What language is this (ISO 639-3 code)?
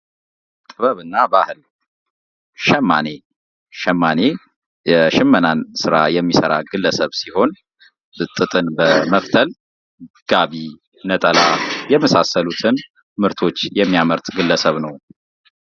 amh